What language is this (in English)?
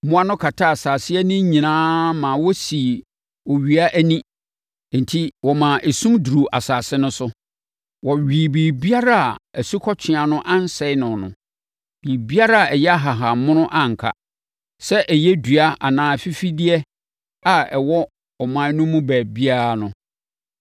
Akan